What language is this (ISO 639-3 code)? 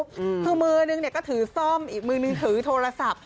tha